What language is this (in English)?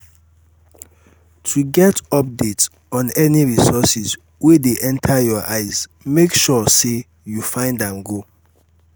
Nigerian Pidgin